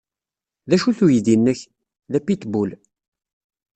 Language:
Kabyle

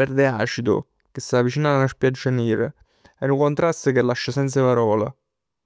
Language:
Neapolitan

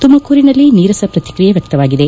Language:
Kannada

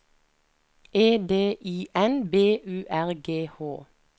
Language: Norwegian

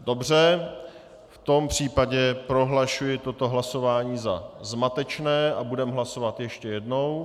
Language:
Czech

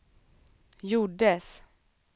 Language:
Swedish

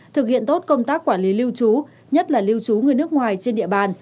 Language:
Vietnamese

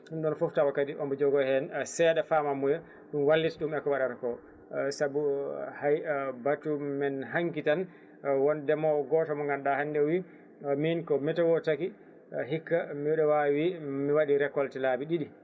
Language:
Fula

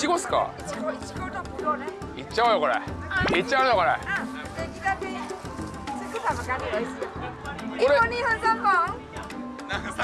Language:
Japanese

